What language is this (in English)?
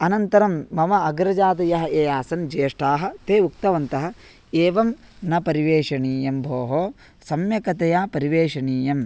Sanskrit